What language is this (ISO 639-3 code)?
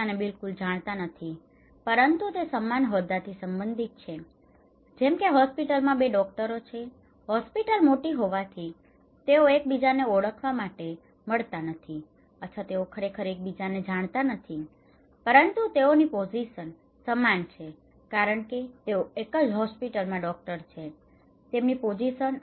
guj